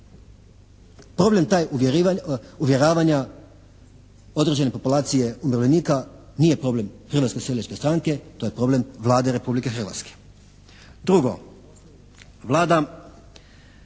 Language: Croatian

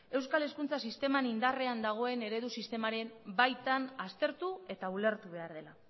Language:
Basque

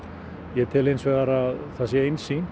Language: Icelandic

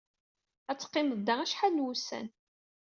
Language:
Kabyle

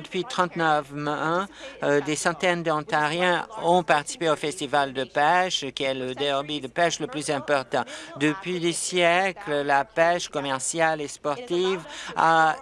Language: French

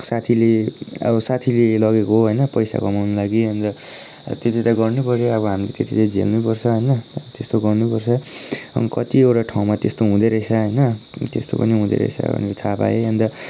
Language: Nepali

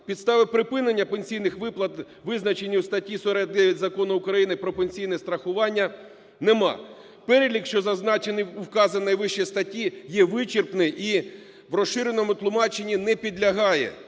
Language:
Ukrainian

